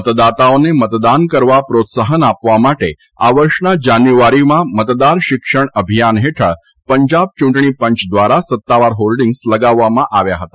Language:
Gujarati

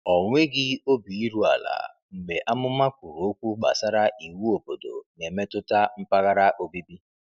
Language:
Igbo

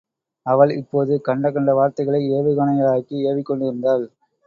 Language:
Tamil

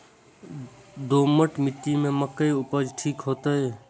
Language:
Maithili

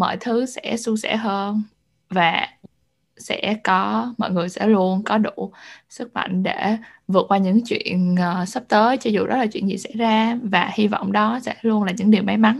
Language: Vietnamese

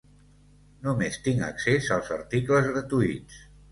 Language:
Catalan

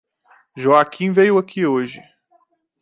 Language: Portuguese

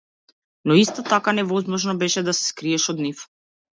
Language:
Macedonian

